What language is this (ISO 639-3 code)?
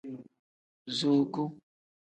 kdh